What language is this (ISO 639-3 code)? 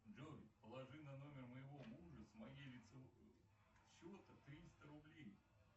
rus